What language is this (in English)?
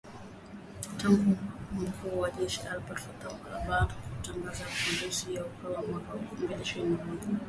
Swahili